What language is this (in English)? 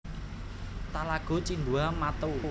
Javanese